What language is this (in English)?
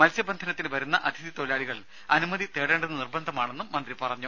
Malayalam